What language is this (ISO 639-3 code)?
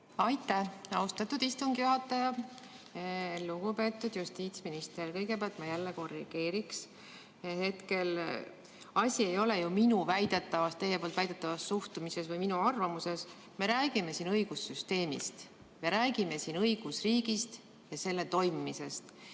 est